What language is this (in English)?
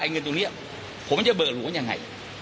Thai